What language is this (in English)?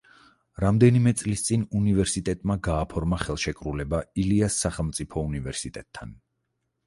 Georgian